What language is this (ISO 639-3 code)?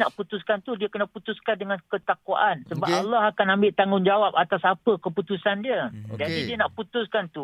msa